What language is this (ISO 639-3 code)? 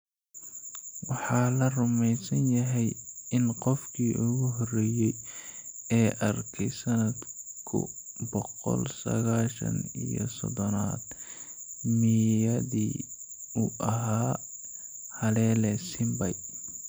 som